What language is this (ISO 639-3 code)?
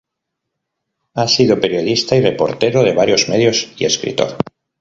spa